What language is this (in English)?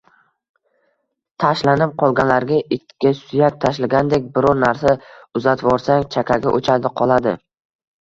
Uzbek